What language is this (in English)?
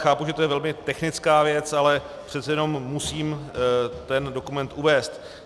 Czech